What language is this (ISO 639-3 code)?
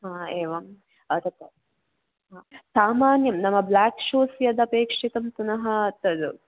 san